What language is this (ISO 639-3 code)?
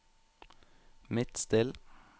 nor